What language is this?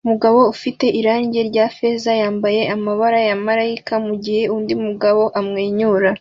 Kinyarwanda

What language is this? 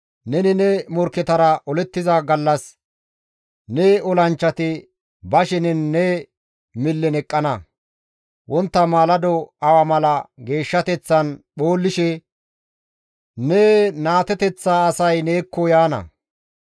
Gamo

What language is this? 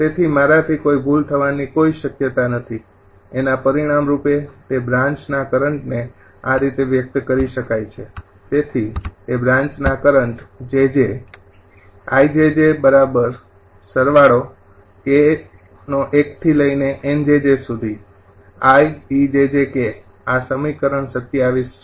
Gujarati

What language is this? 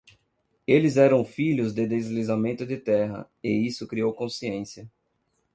Portuguese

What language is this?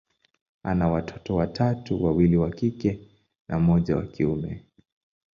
Swahili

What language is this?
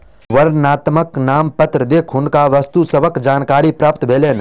Maithili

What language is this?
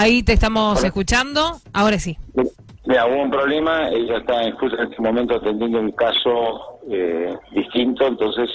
Spanish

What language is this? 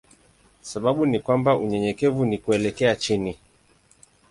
Swahili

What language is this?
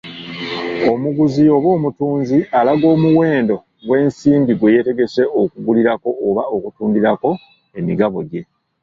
Ganda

